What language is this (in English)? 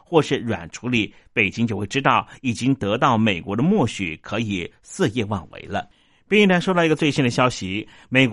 Chinese